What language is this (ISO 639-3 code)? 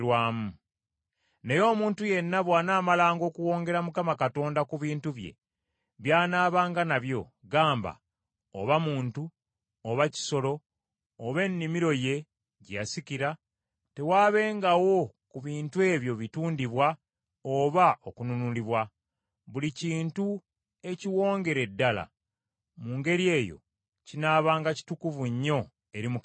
lug